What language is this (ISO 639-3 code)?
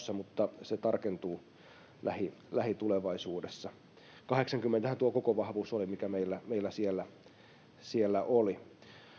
fin